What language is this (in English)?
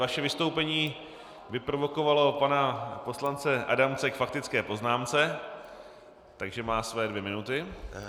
Czech